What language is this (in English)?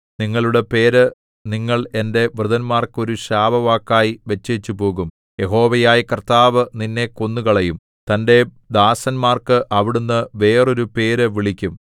Malayalam